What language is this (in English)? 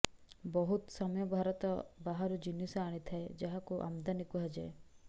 Odia